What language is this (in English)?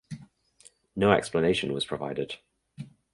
English